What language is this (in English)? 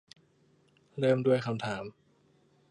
Thai